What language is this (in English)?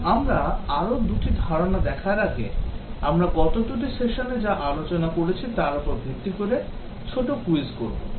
Bangla